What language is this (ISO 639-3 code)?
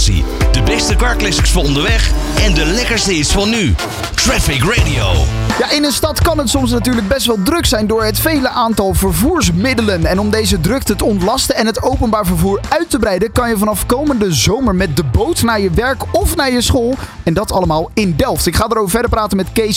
nld